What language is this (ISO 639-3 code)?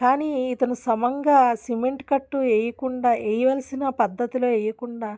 tel